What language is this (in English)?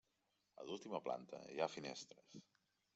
Catalan